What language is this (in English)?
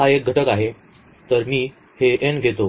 Marathi